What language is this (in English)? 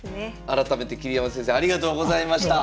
Japanese